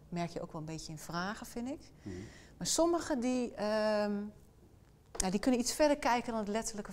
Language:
Dutch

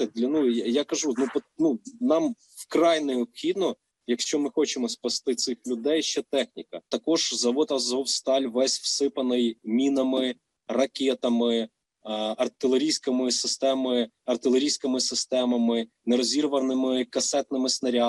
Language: Greek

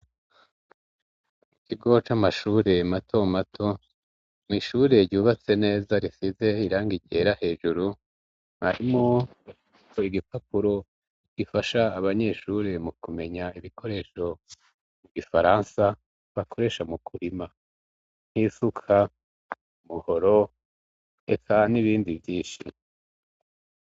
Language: Rundi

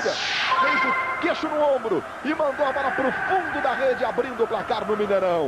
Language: Portuguese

